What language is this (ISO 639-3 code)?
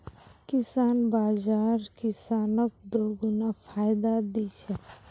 mag